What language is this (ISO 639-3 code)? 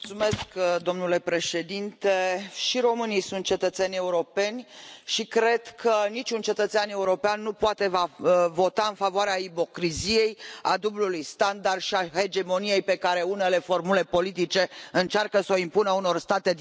ron